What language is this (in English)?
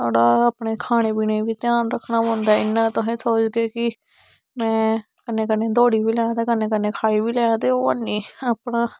Dogri